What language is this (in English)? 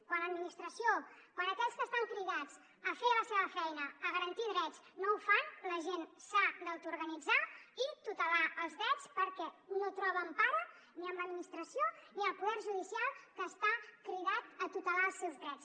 Catalan